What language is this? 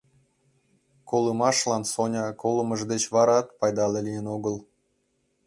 Mari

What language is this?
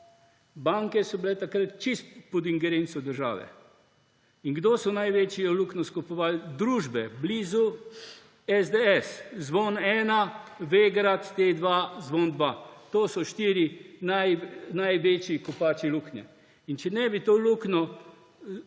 Slovenian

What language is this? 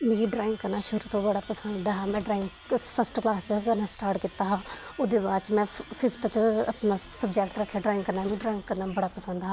Dogri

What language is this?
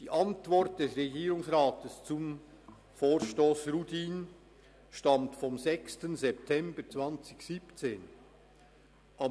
Swiss German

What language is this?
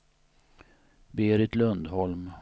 Swedish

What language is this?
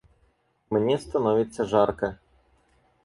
Russian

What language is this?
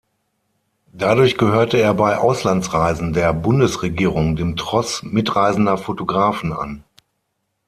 German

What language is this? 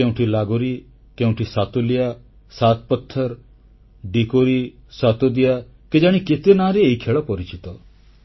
Odia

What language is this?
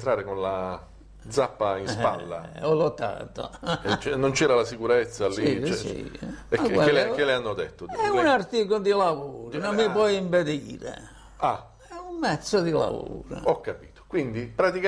Italian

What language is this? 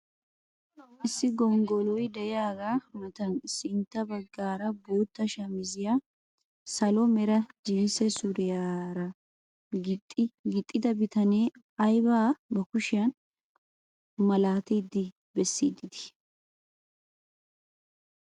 Wolaytta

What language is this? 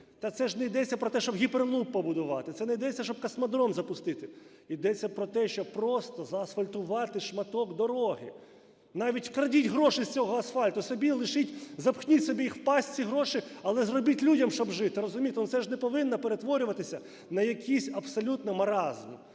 Ukrainian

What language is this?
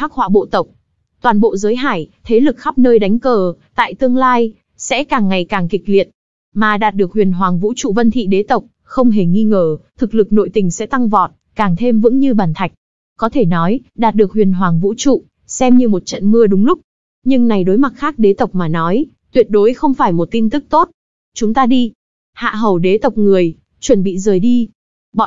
Vietnamese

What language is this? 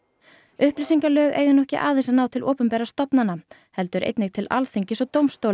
Icelandic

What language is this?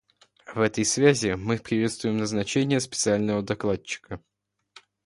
Russian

